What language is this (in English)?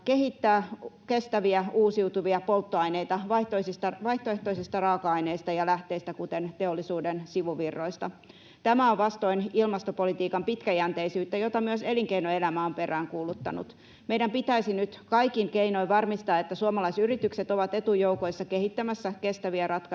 Finnish